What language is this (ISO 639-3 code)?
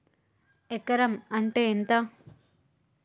tel